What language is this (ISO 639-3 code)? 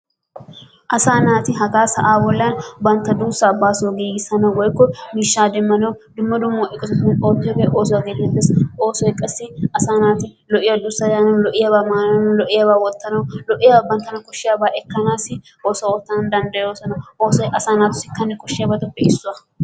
wal